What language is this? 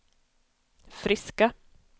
Swedish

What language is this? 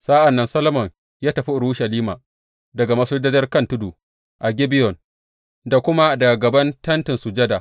Hausa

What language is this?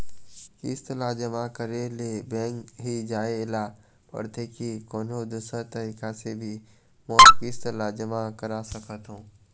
Chhattisgarhi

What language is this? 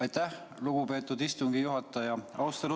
Estonian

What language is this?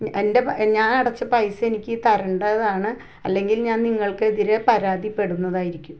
Malayalam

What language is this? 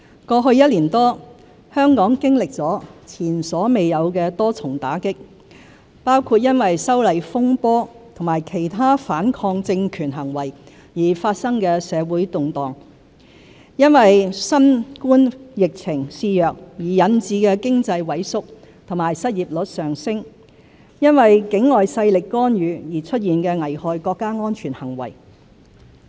Cantonese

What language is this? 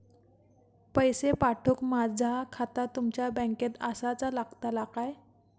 Marathi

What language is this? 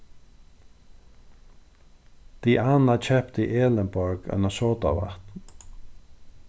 Faroese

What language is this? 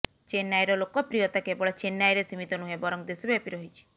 Odia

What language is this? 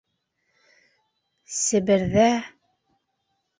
Bashkir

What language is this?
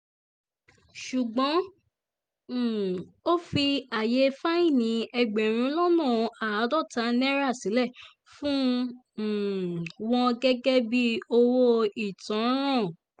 Yoruba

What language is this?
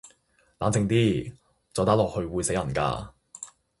Cantonese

